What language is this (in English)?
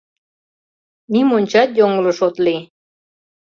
Mari